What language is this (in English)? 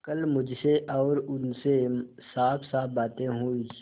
Hindi